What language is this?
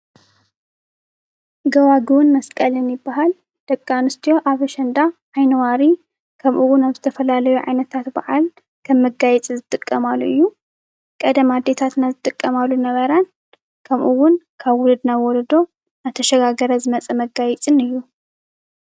Tigrinya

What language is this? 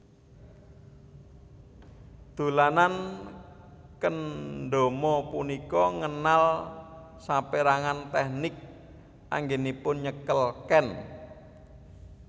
Javanese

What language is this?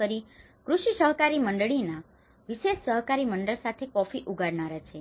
Gujarati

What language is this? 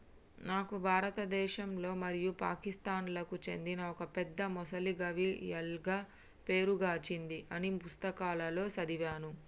Telugu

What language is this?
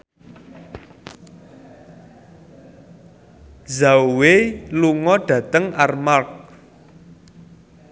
Javanese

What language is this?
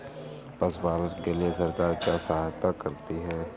Hindi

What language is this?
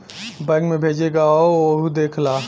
Bhojpuri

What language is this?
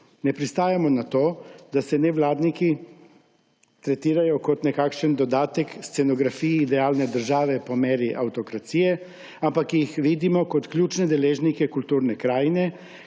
Slovenian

